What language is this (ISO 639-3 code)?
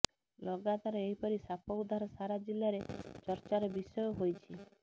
ori